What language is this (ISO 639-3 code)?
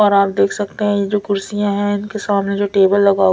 hin